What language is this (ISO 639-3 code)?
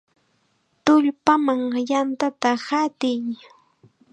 qxa